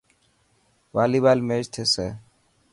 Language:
Dhatki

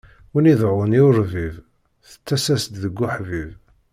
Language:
Kabyle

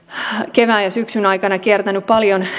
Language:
Finnish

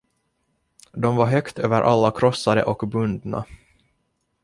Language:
Swedish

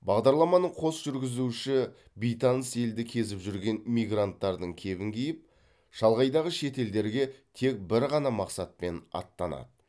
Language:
Kazakh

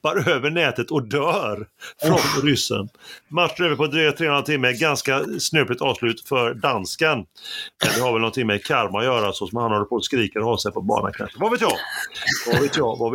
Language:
Swedish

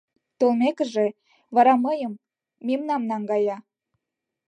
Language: Mari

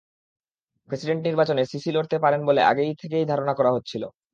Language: Bangla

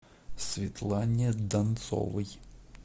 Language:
Russian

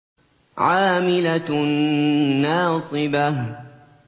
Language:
Arabic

